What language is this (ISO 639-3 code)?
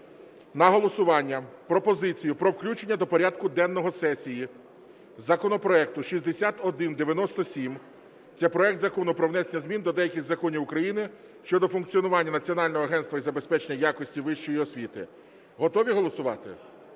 ukr